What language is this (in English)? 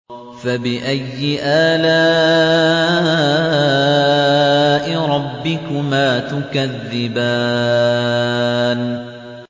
Arabic